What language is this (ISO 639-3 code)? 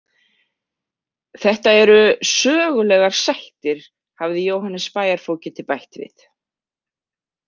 isl